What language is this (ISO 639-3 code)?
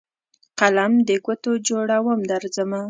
pus